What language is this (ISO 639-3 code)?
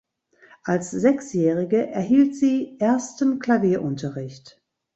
deu